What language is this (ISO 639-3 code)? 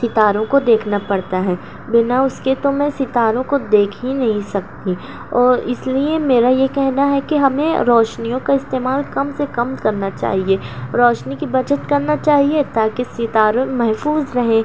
urd